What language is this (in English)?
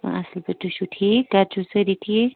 Kashmiri